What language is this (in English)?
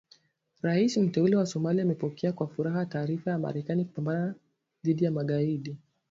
Swahili